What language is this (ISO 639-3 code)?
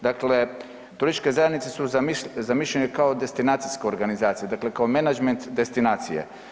hrv